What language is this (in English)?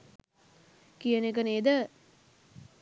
Sinhala